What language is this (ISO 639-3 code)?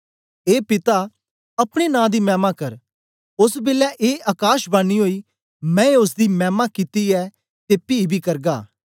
doi